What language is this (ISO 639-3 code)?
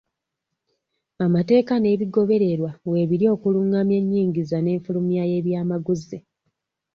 lug